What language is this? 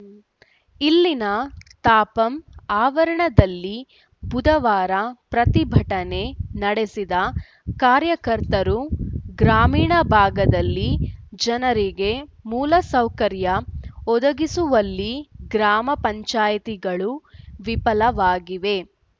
Kannada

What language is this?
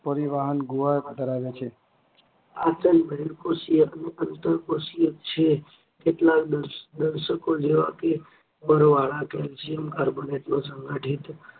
Gujarati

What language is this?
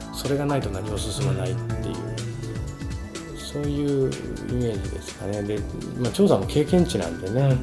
Japanese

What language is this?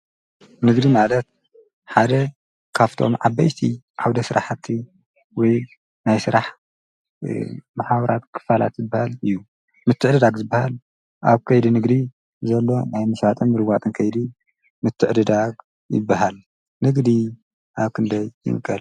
Tigrinya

